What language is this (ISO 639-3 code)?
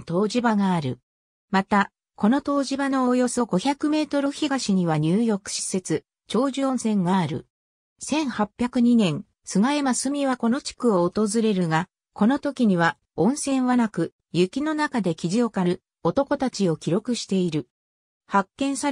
jpn